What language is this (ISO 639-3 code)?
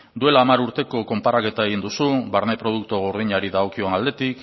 eus